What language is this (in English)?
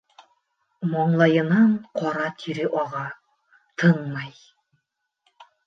Bashkir